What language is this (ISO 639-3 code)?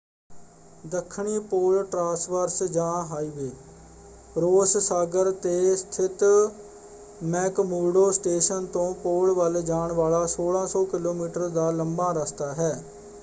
pan